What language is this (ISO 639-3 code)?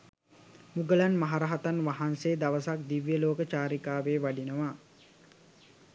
sin